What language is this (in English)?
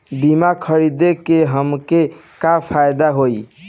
Bhojpuri